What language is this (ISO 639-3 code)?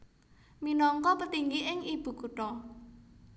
jav